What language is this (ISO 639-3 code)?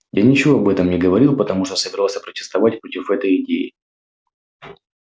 rus